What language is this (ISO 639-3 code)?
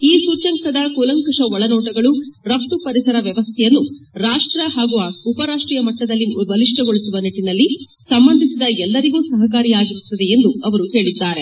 kan